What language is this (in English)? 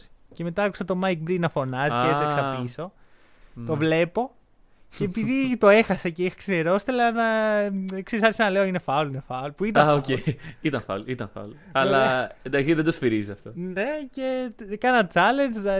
Greek